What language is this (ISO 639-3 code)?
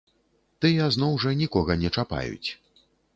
bel